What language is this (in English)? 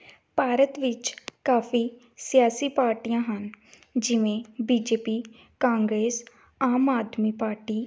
Punjabi